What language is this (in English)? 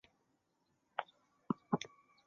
Chinese